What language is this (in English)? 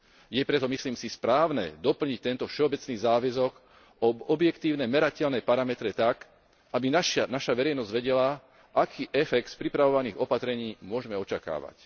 Slovak